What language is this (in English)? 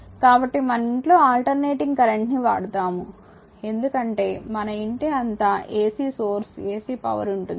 Telugu